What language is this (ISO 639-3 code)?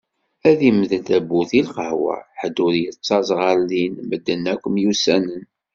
kab